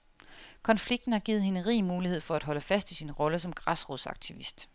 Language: Danish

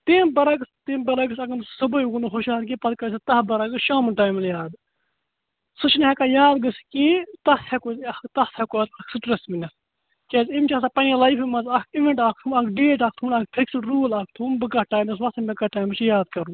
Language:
Kashmiri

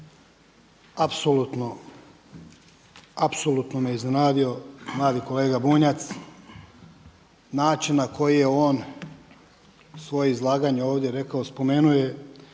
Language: Croatian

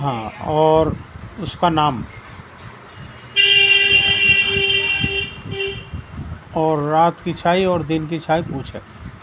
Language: Urdu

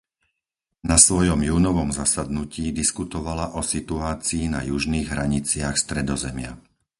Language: Slovak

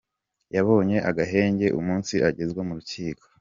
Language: Kinyarwanda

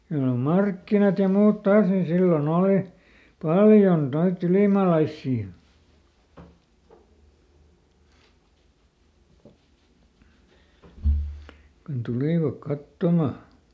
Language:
Finnish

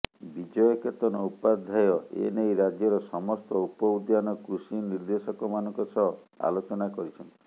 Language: Odia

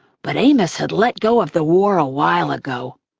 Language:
English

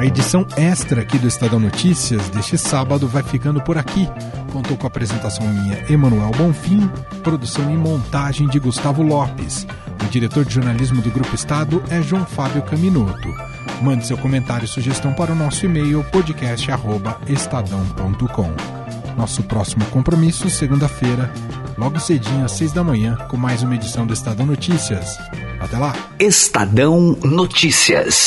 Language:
Portuguese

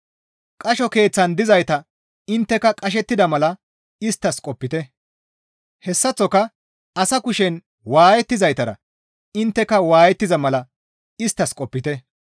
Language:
Gamo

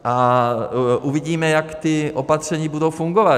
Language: Czech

